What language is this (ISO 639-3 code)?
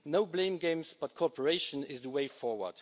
eng